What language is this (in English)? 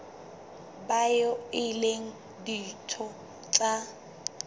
Southern Sotho